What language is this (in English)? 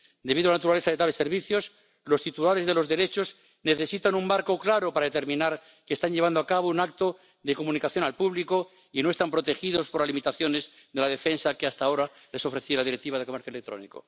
Spanish